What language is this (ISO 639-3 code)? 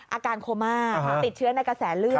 tha